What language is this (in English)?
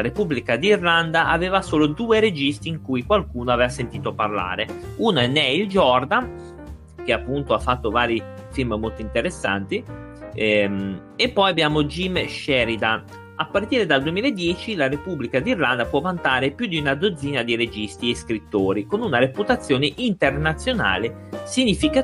Italian